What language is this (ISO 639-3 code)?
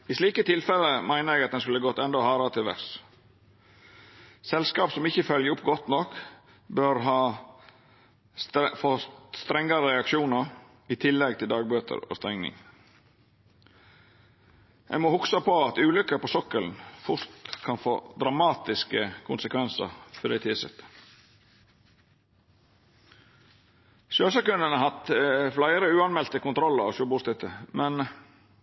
nno